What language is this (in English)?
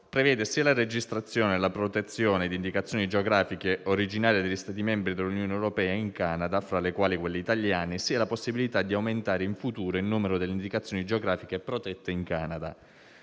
Italian